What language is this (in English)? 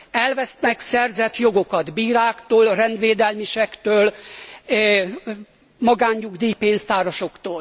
Hungarian